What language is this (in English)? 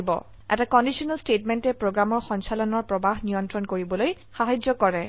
Assamese